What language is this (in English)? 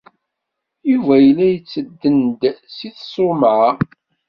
Kabyle